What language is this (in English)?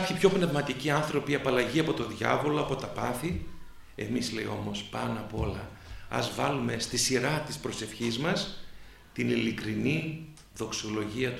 Greek